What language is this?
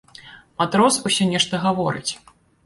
Belarusian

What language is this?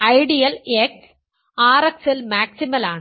Malayalam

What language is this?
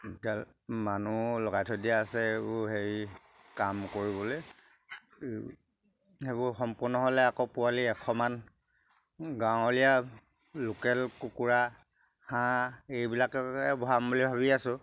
Assamese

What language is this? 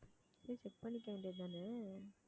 Tamil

